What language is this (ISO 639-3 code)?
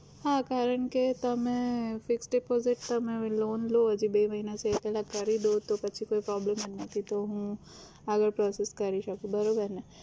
guj